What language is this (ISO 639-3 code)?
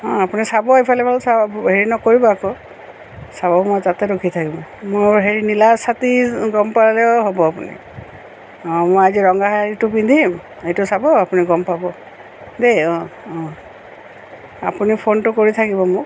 asm